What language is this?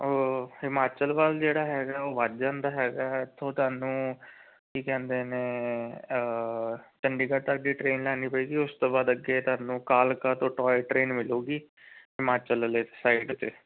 Punjabi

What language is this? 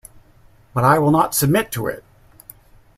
English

